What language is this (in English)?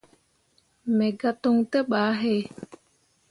Mundang